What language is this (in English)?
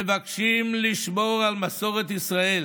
Hebrew